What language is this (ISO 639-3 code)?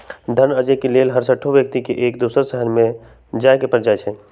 mag